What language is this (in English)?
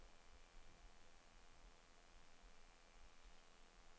Norwegian